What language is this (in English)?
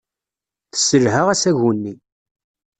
Kabyle